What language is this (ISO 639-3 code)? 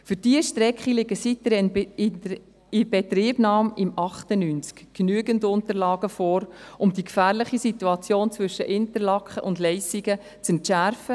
gsw